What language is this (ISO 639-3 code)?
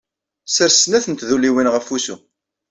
kab